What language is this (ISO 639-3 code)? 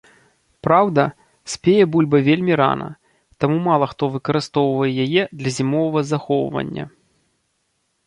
bel